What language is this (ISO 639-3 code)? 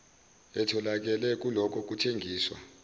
zul